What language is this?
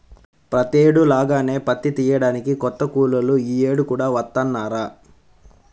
Telugu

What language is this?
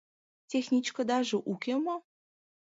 Mari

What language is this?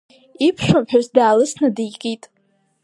Abkhazian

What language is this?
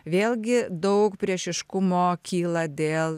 Lithuanian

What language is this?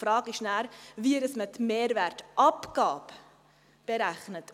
Swiss German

